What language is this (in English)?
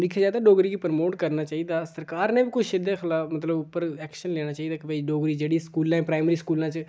Dogri